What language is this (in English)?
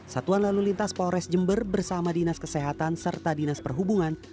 Indonesian